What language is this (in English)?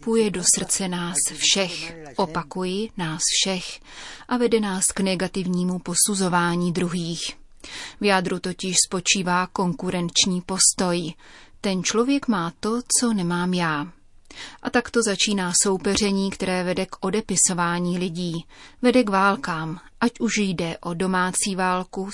Czech